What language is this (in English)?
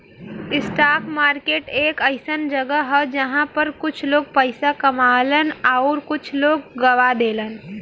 Bhojpuri